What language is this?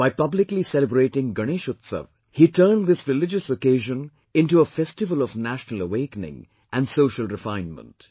English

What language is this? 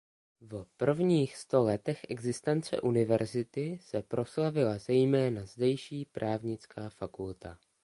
Czech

